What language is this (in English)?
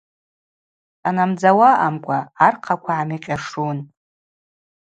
Abaza